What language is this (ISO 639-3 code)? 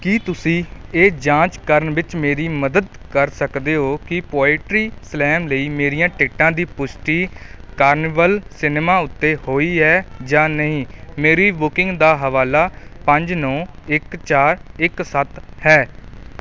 pan